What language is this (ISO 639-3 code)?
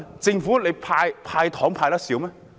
yue